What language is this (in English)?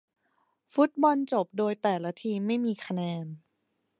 Thai